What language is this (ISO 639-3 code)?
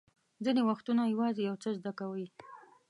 pus